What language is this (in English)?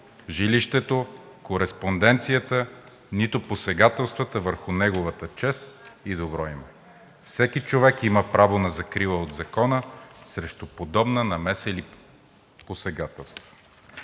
Bulgarian